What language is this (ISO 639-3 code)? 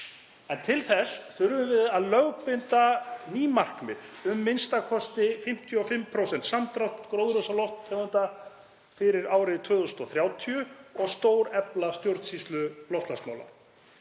isl